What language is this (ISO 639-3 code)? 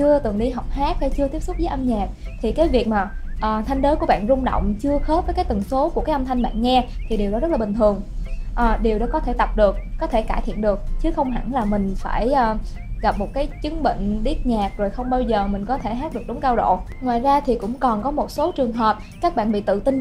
vie